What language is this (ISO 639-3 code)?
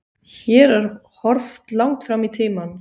isl